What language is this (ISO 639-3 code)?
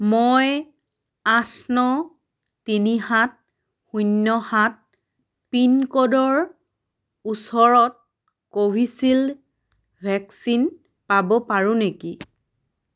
asm